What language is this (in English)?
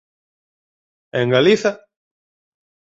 Galician